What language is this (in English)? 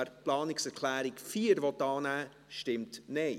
Swiss German